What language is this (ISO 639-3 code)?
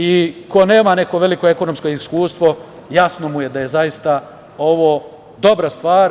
srp